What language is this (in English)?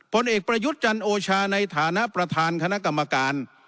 Thai